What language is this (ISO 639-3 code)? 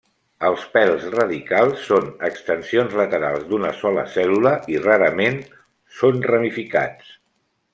cat